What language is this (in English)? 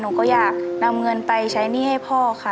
Thai